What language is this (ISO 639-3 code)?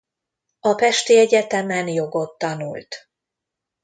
hun